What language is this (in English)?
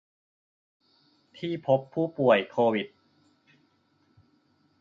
Thai